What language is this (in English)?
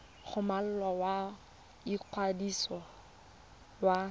Tswana